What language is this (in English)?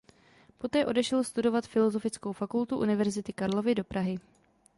Czech